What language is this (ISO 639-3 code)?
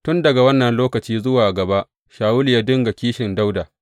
hau